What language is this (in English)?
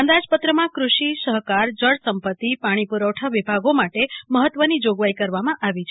Gujarati